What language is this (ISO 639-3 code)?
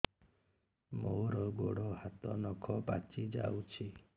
ori